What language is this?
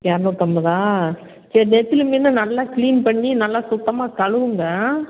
Tamil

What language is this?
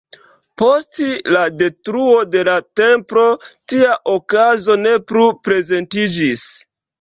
Esperanto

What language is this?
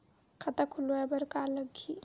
Chhattisgarhi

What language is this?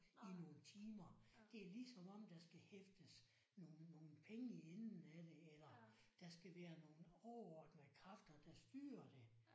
Danish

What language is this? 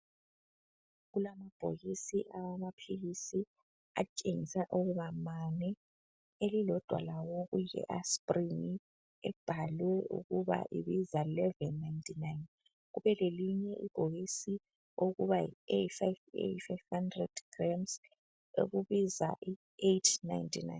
North Ndebele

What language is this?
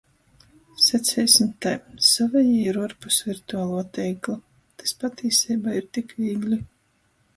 Latgalian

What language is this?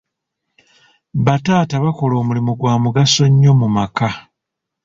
Ganda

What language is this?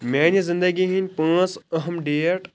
Kashmiri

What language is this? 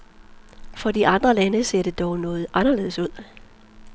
Danish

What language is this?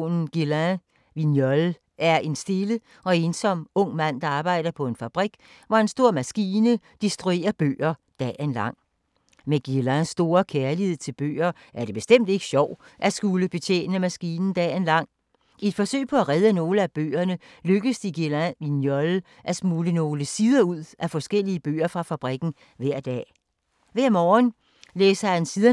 Danish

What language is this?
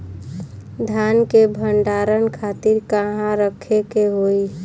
Bhojpuri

